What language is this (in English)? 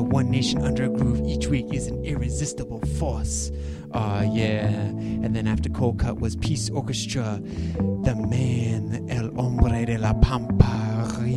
English